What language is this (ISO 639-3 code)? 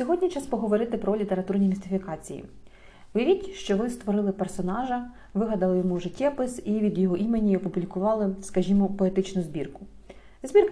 ukr